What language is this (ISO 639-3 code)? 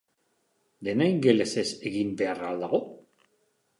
eus